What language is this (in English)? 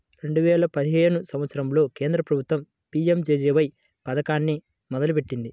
Telugu